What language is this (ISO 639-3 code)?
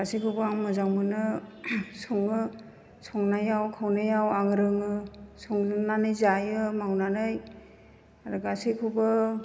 brx